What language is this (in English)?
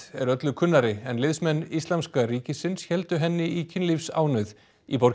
Icelandic